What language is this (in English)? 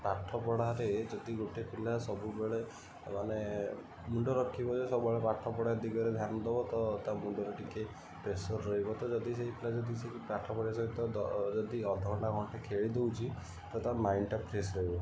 Odia